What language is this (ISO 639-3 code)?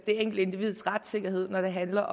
dan